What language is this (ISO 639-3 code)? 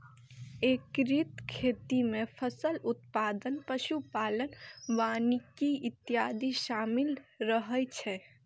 mai